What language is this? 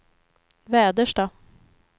Swedish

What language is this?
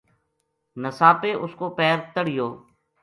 Gujari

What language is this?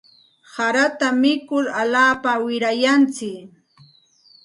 Santa Ana de Tusi Pasco Quechua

